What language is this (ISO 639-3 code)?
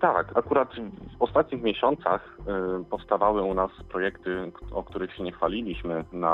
pol